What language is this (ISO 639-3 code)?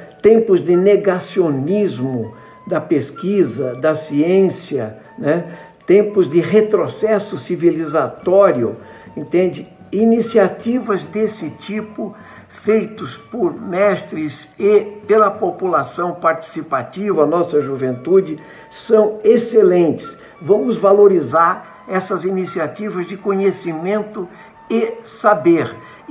por